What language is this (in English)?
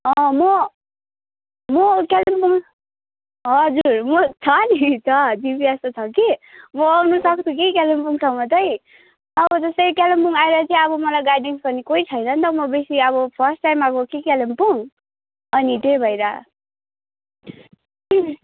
Nepali